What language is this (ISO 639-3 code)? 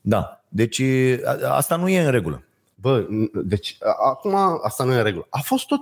ron